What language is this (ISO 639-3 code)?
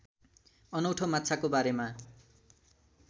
nep